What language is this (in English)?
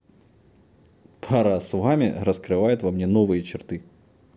Russian